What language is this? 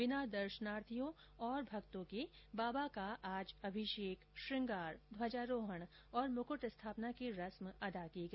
Hindi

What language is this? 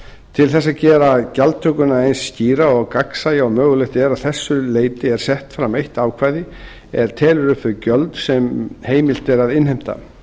Icelandic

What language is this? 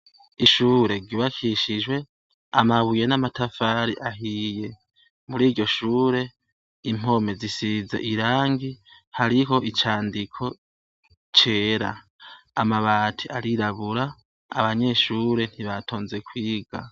Rundi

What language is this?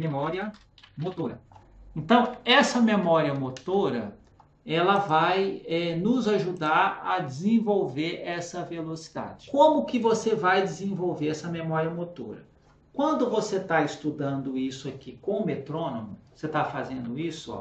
Portuguese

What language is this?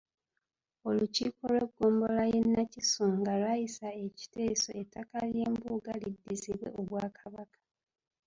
Ganda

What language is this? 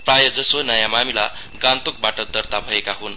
Nepali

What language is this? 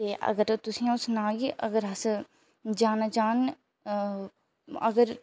Dogri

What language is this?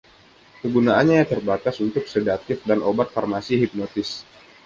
Indonesian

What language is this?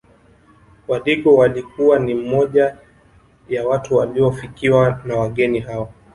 Swahili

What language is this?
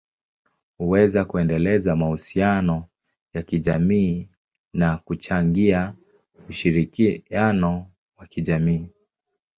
Swahili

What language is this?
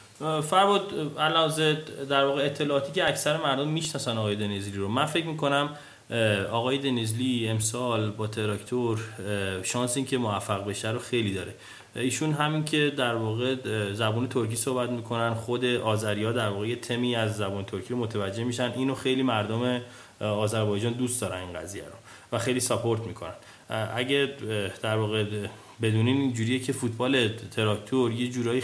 Persian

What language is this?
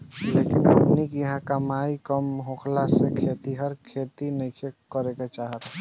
Bhojpuri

